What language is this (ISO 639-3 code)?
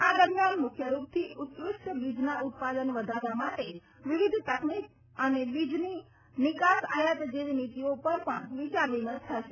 guj